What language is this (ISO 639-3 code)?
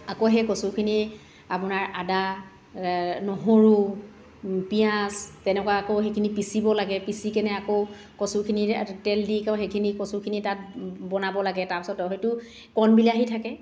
asm